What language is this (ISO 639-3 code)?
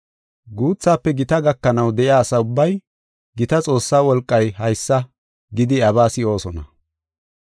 gof